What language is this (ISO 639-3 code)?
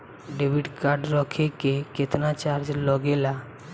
bho